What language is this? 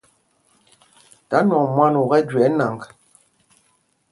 Mpumpong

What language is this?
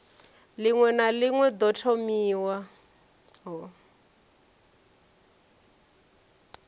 Venda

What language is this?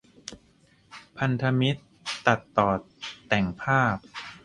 Thai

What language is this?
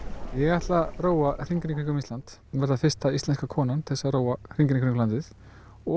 Icelandic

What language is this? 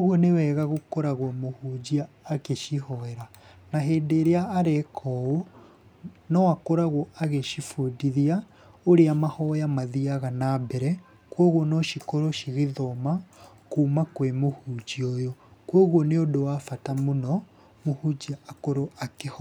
Kikuyu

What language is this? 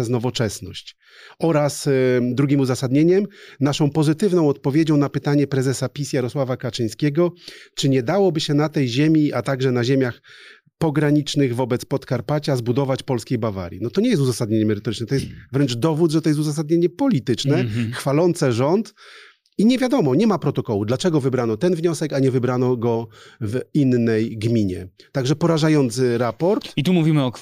Polish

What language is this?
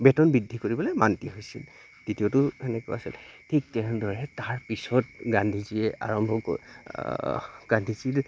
Assamese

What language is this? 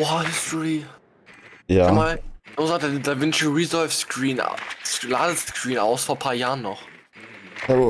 German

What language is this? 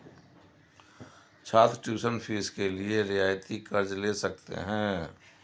Hindi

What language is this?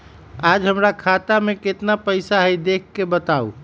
Magahi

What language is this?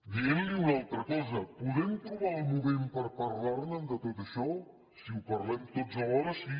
Catalan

